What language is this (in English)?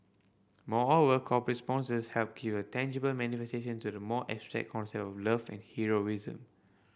English